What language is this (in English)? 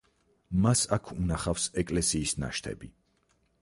Georgian